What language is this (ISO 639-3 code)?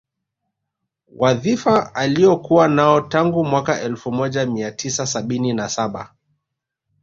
swa